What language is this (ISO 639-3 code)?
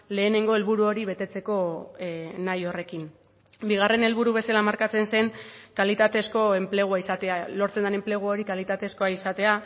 eus